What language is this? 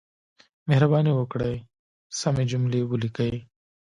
Pashto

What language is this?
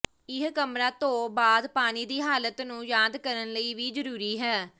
Punjabi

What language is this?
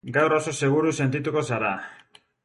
Basque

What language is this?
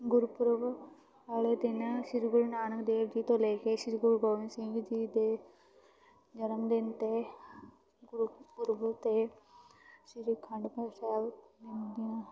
Punjabi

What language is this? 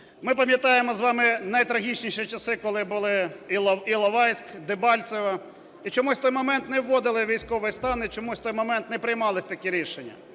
Ukrainian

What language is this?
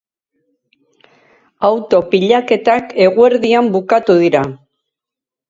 Basque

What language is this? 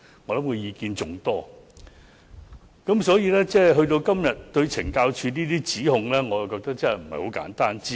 Cantonese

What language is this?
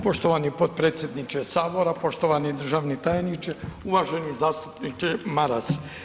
Croatian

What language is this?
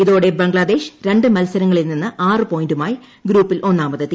Malayalam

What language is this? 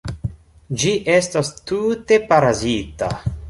Esperanto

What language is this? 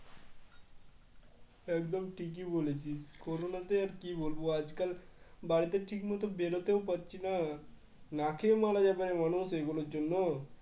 Bangla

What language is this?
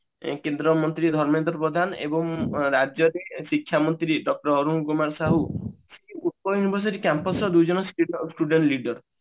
Odia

